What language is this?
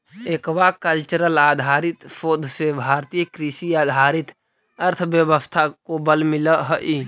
Magahi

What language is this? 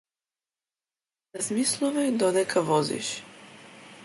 Macedonian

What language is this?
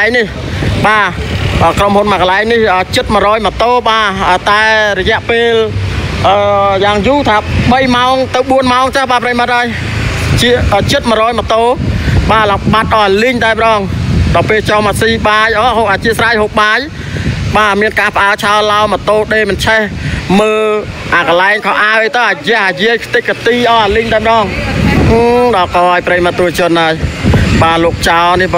Thai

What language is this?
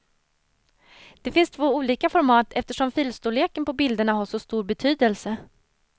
Swedish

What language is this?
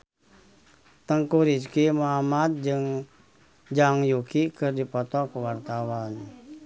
Sundanese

